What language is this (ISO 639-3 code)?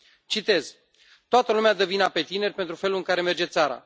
ron